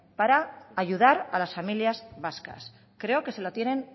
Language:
Spanish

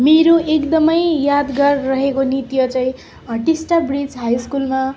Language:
Nepali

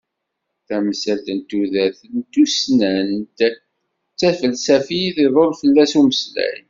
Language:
Kabyle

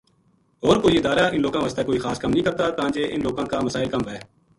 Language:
Gujari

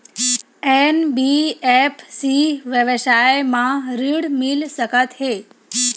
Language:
Chhattisgarhi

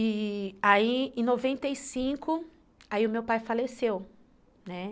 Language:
Portuguese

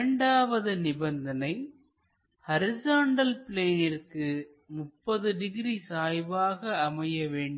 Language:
Tamil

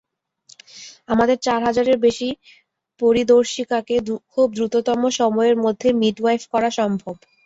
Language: Bangla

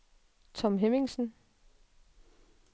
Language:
Danish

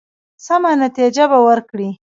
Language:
Pashto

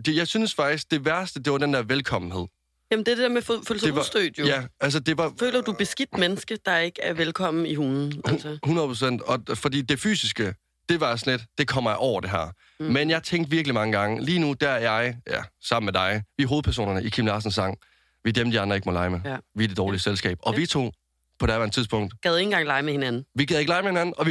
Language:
Danish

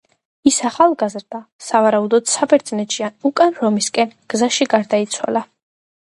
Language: Georgian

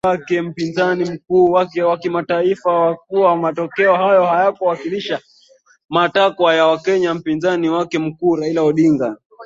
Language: Swahili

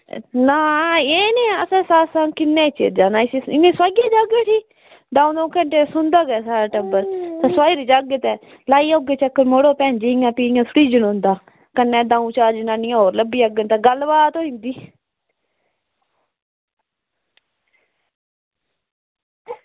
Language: Dogri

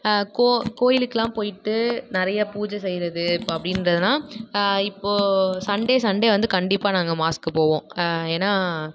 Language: Tamil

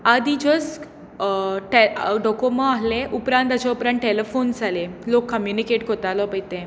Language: Konkani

